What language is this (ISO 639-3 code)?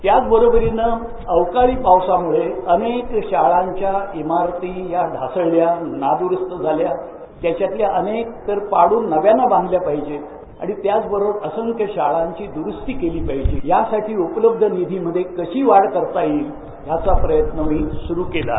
mar